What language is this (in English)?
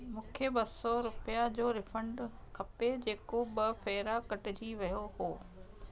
Sindhi